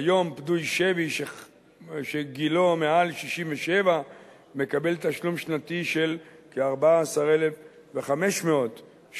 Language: Hebrew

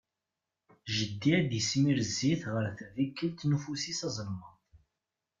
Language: Kabyle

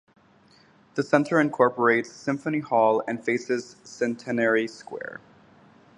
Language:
English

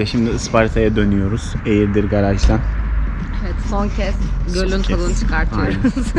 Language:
Turkish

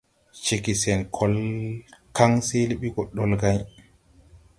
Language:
Tupuri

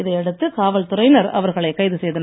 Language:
Tamil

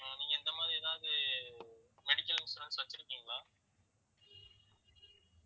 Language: Tamil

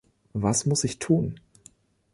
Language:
German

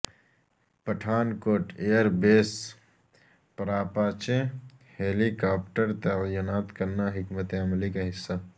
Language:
Urdu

